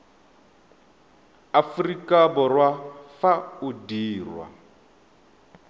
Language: Tswana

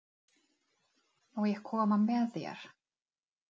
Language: Icelandic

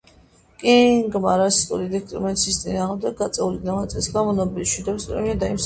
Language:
Georgian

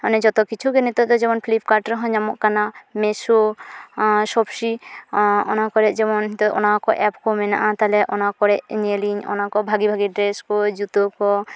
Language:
Santali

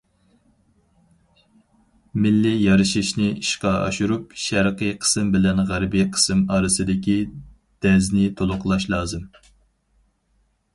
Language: Uyghur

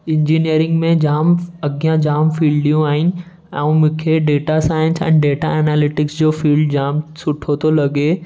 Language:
Sindhi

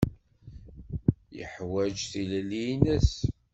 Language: Kabyle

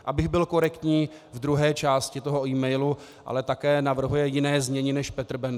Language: Czech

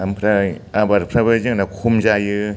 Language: Bodo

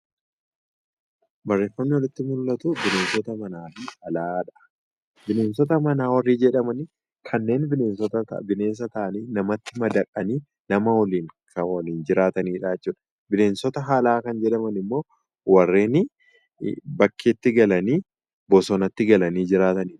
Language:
Oromo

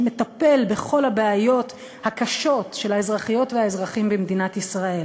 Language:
Hebrew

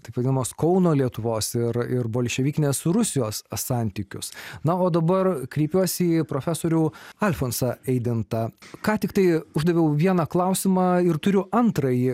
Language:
Lithuanian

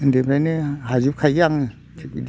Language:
Bodo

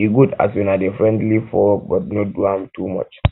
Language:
Nigerian Pidgin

